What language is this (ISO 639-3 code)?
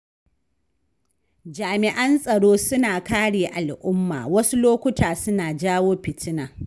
hau